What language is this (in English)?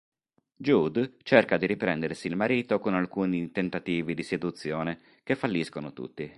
Italian